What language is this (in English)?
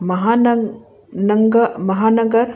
Sindhi